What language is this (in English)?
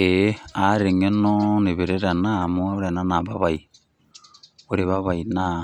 Masai